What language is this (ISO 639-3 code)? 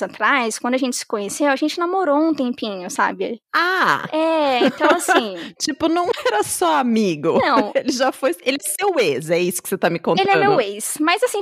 por